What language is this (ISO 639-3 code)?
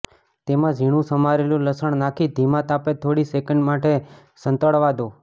guj